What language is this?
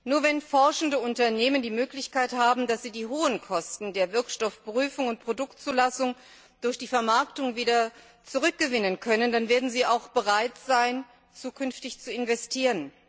German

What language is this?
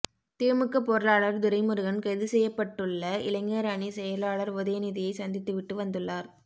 Tamil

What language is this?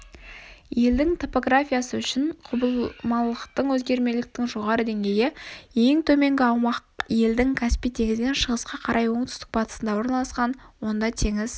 Kazakh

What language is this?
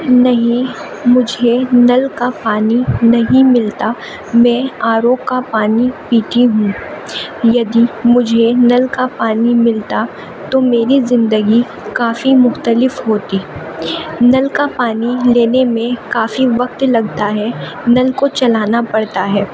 Urdu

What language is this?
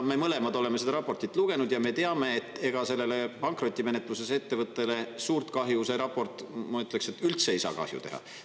Estonian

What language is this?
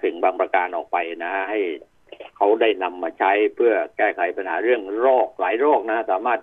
Thai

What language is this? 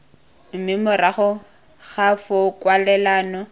Tswana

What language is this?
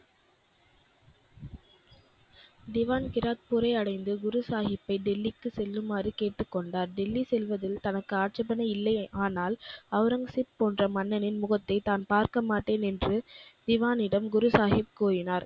Tamil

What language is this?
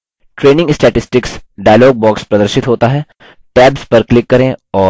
Hindi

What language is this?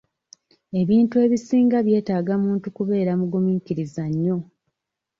Ganda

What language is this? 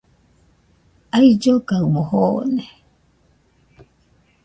Nüpode Huitoto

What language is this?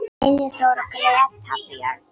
Icelandic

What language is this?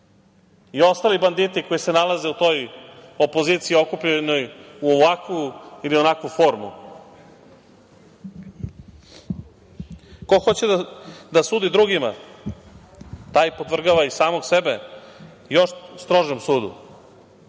Serbian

